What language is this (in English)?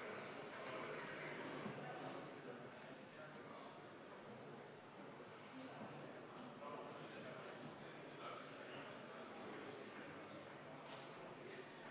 Estonian